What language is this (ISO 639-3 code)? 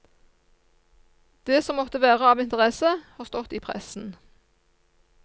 nor